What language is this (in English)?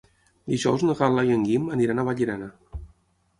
Catalan